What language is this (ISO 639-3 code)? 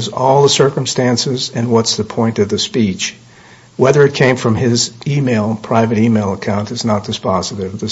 eng